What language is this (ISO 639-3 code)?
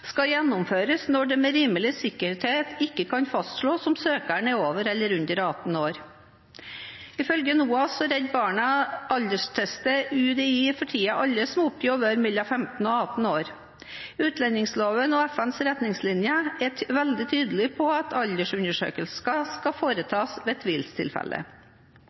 nob